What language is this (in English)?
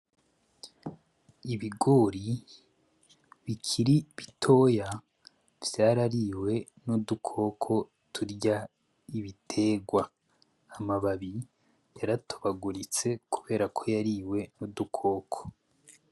Rundi